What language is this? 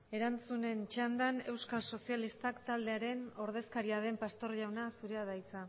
Basque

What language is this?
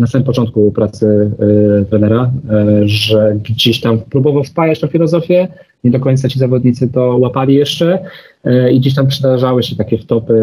Polish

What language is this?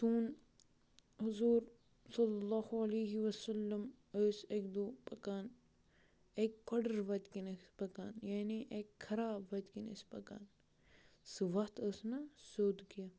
Kashmiri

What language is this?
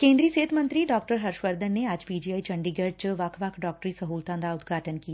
Punjabi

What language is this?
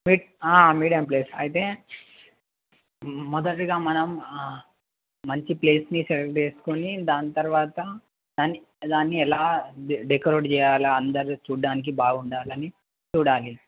Telugu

